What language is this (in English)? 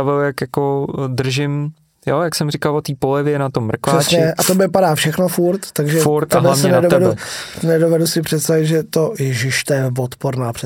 Czech